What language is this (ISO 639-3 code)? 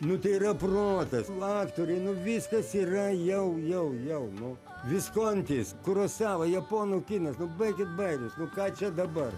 lit